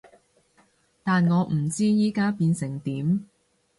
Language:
Cantonese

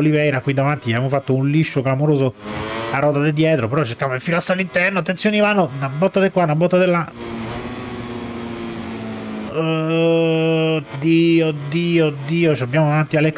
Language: Italian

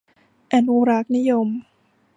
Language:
Thai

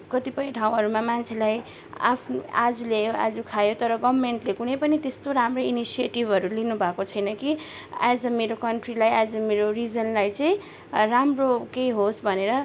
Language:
Nepali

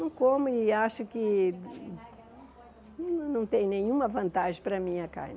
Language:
Portuguese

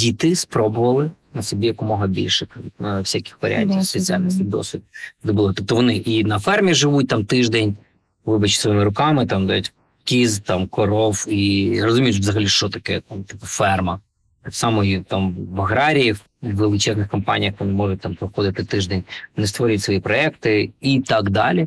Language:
Ukrainian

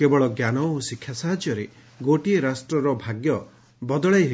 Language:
Odia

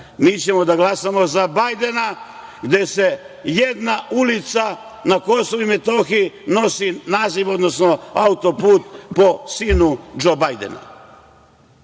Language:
Serbian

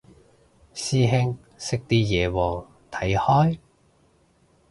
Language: Cantonese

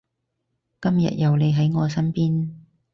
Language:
Cantonese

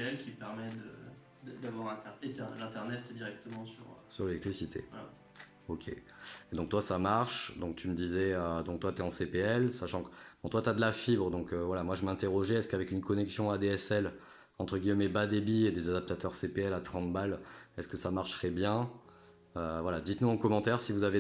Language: French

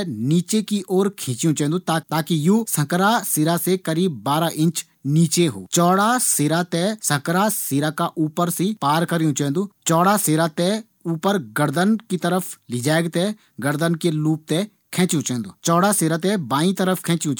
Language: Garhwali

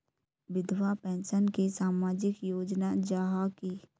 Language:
Magahi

